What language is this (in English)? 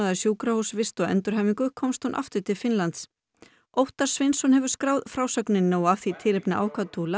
Icelandic